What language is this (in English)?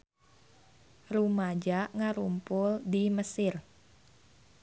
Sundanese